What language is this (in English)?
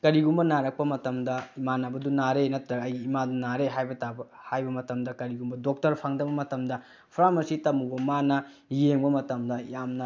Manipuri